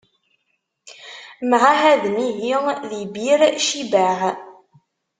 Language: Kabyle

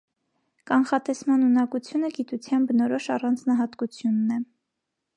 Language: Armenian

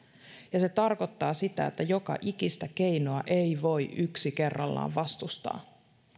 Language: Finnish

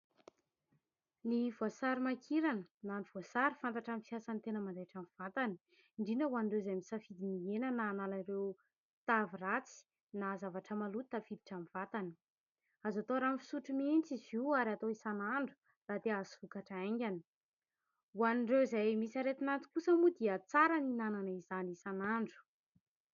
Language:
Malagasy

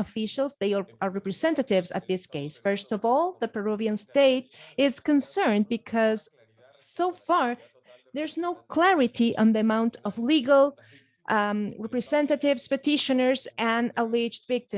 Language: English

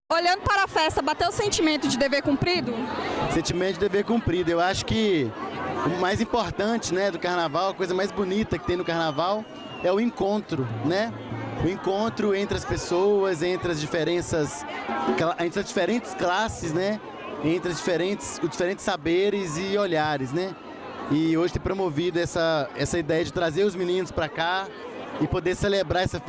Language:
Portuguese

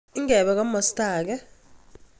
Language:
Kalenjin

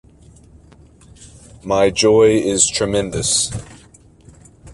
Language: English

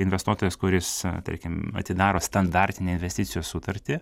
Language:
Lithuanian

